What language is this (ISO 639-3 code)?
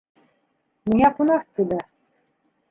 bak